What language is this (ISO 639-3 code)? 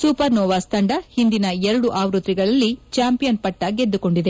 kan